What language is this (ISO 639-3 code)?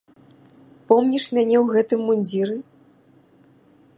bel